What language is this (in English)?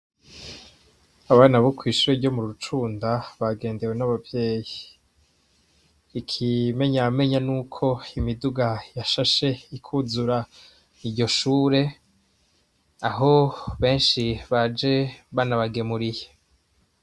Rundi